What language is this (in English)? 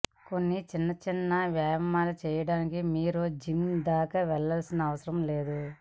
Telugu